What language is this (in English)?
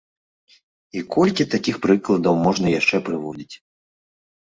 Belarusian